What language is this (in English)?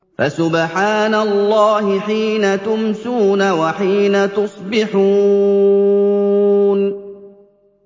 Arabic